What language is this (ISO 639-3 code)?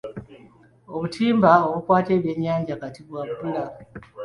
lug